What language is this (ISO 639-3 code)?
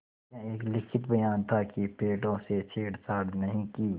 hin